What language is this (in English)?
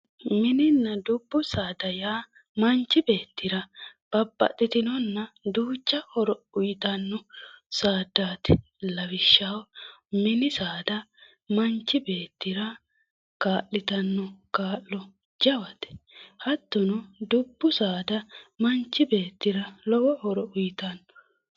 Sidamo